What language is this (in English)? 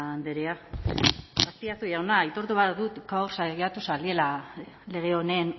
Basque